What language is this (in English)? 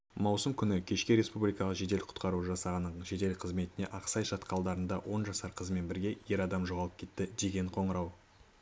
Kazakh